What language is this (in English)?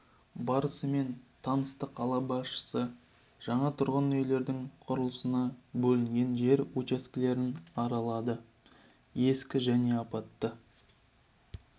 Kazakh